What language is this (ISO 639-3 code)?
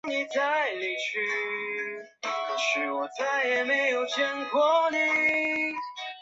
zho